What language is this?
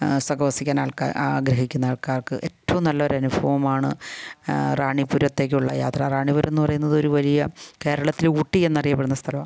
Malayalam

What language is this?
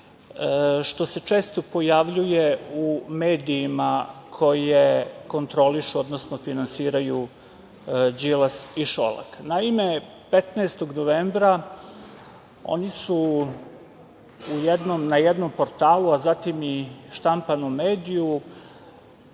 Serbian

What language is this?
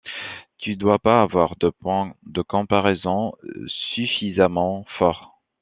French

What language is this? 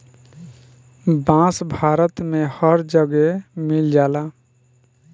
Bhojpuri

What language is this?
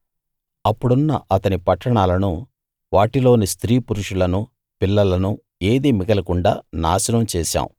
Telugu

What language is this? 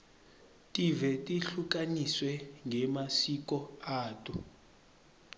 Swati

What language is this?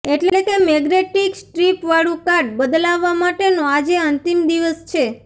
Gujarati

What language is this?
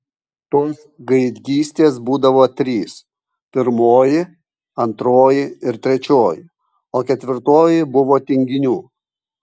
Lithuanian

